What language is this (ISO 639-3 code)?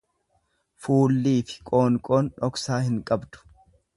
orm